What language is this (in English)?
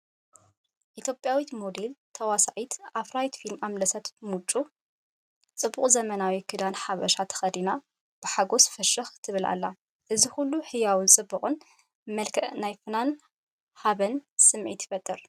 Tigrinya